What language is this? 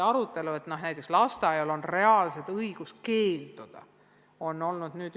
Estonian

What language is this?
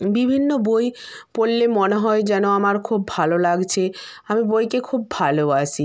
Bangla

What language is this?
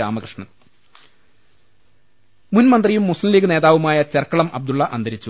Malayalam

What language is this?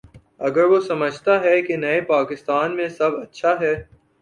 Urdu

